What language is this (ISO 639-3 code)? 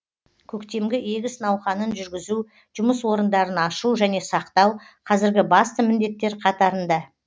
kaz